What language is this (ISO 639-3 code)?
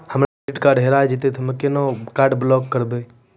mai